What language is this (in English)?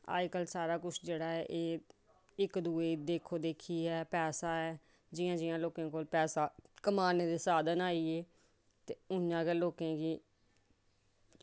Dogri